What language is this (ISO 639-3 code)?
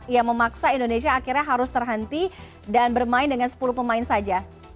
ind